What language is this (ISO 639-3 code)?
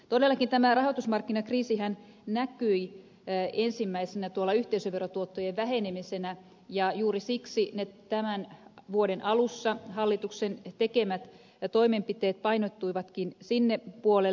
fin